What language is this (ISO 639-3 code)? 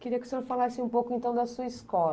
por